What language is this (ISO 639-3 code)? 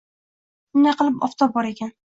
uzb